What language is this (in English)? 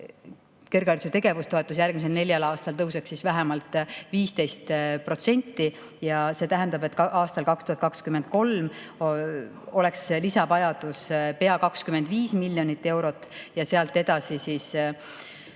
Estonian